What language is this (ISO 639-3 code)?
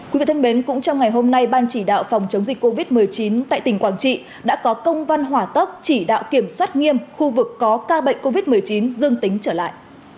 vie